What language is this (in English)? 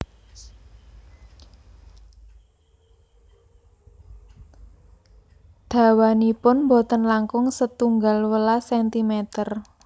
Javanese